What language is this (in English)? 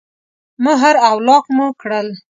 Pashto